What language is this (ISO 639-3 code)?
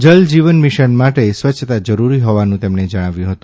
guj